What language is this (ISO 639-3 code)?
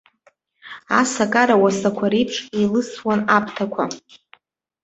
abk